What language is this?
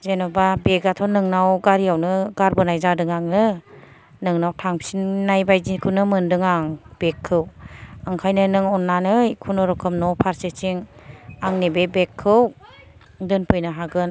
Bodo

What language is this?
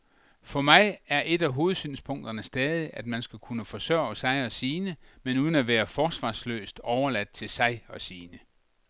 Danish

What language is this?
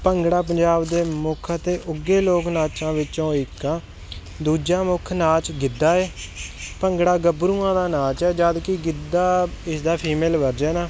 Punjabi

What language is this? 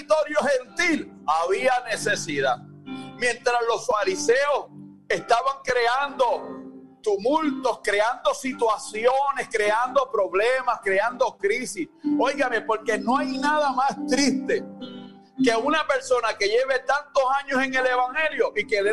Spanish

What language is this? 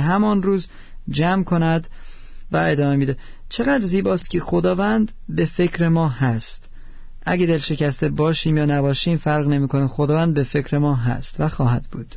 Persian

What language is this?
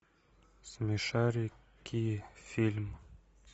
Russian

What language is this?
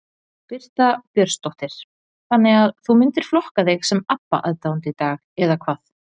Icelandic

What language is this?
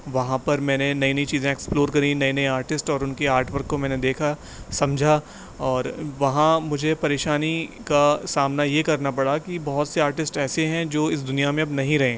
Urdu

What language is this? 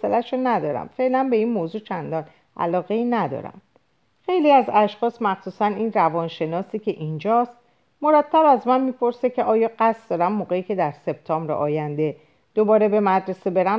Persian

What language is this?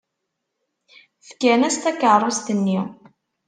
Kabyle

